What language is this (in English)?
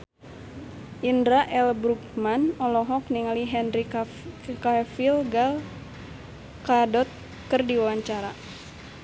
Sundanese